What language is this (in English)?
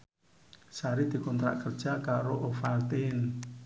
Javanese